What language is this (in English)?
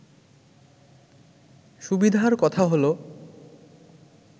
Bangla